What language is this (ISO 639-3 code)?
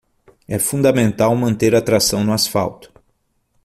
por